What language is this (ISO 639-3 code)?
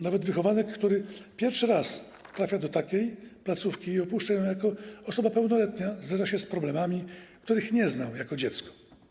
pol